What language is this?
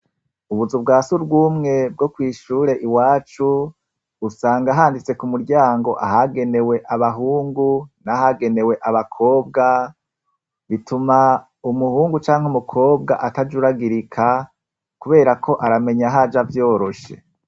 Rundi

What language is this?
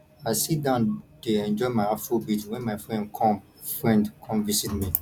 Nigerian Pidgin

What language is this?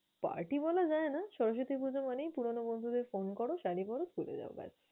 Bangla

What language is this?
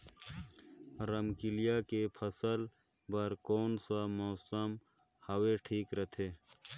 Chhattisgarhi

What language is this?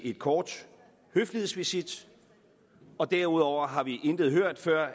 Danish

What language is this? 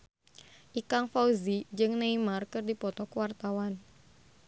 Sundanese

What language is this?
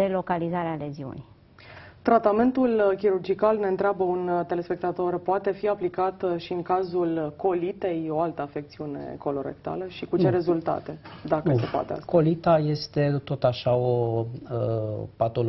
Romanian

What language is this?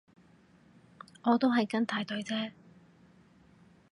Cantonese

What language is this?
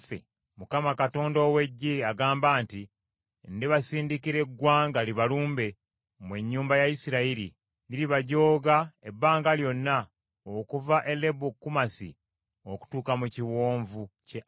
Ganda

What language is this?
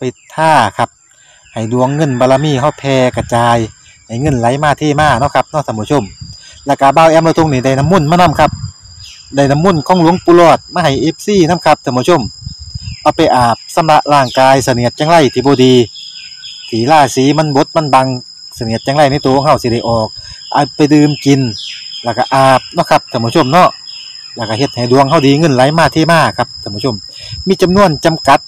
Thai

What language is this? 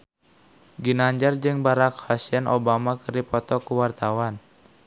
Sundanese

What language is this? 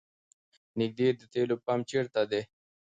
Pashto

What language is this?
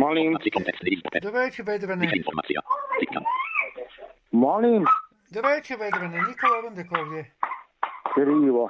Croatian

